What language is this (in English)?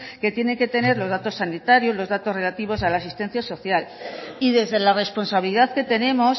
Spanish